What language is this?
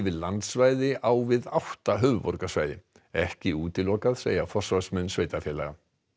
Icelandic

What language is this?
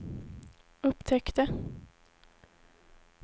Swedish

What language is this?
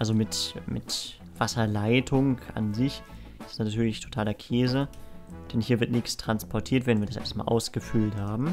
German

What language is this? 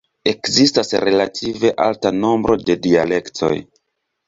Esperanto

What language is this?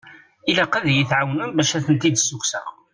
Kabyle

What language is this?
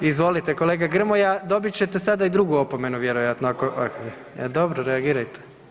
Croatian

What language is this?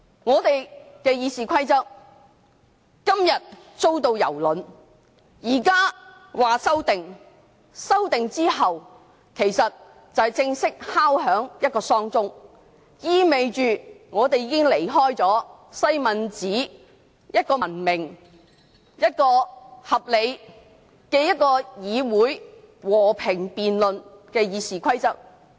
Cantonese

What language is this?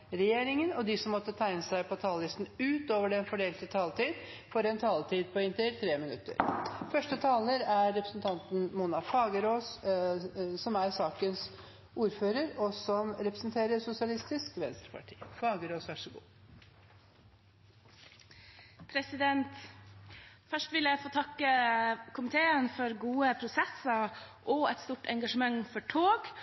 Norwegian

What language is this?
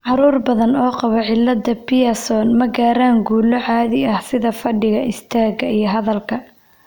Somali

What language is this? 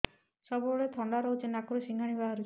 Odia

